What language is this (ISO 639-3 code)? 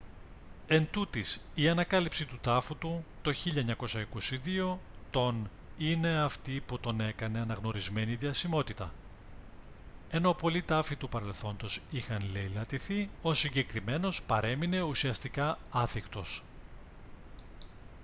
ell